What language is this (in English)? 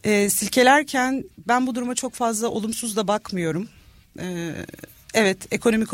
Turkish